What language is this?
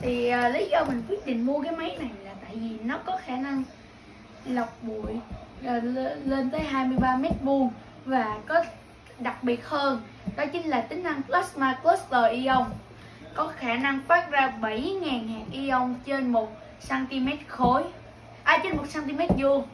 Vietnamese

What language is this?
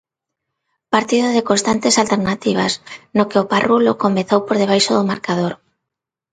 Galician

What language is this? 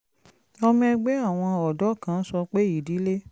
Yoruba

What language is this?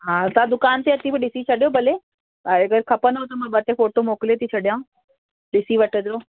Sindhi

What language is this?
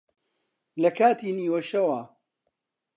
Central Kurdish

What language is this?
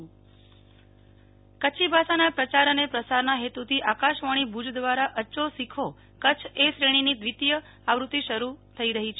Gujarati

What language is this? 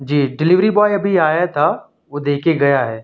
Urdu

